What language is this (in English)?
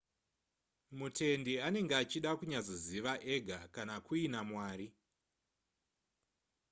Shona